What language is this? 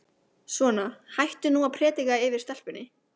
Icelandic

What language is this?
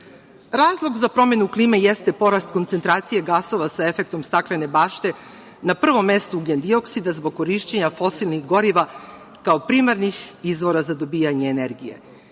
Serbian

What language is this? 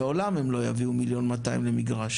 Hebrew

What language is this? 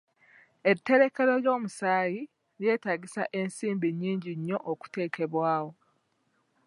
Ganda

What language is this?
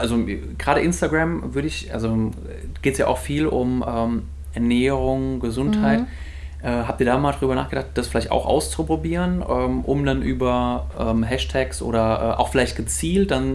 German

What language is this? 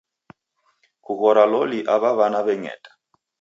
Taita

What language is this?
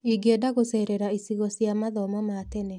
Kikuyu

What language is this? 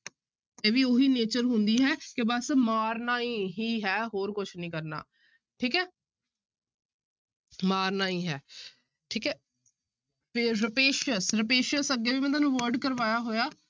Punjabi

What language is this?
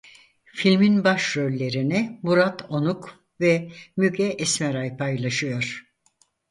Turkish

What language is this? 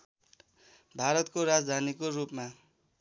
Nepali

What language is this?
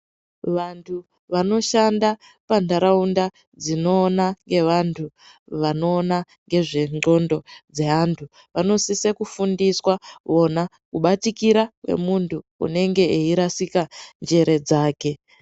Ndau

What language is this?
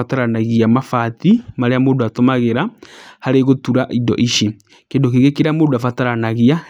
Kikuyu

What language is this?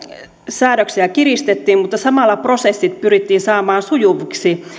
Finnish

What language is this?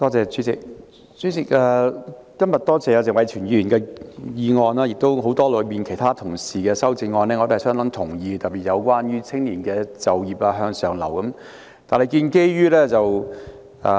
Cantonese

